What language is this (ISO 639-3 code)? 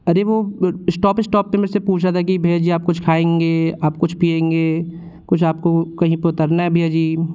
hin